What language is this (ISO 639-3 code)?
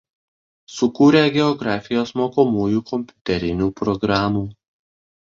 lit